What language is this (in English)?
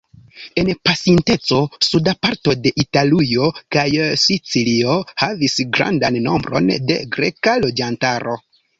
Esperanto